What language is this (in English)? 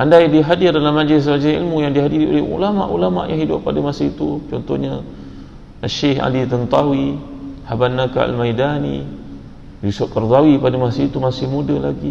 Malay